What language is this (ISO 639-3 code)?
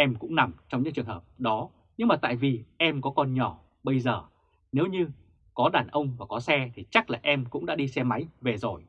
vie